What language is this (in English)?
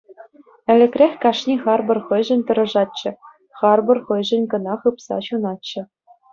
Chuvash